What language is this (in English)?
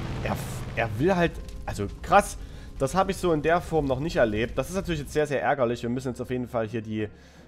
German